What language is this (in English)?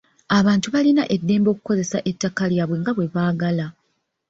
Ganda